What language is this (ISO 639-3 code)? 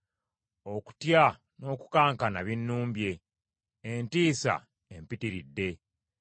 lug